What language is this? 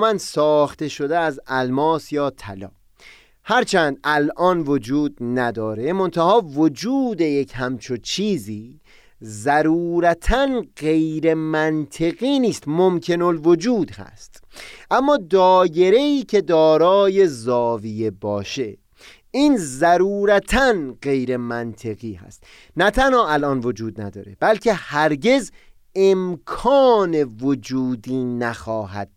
Persian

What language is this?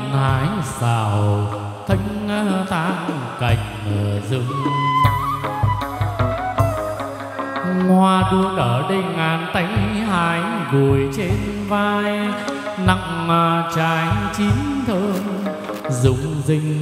Vietnamese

